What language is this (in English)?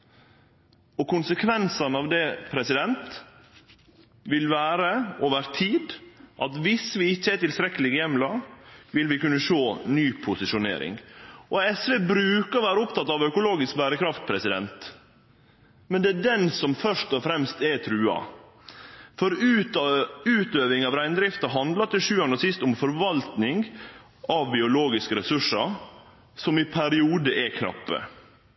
Norwegian Nynorsk